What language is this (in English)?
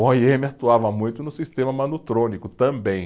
Portuguese